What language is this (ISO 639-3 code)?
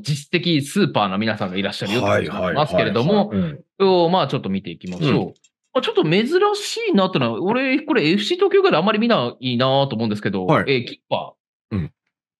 jpn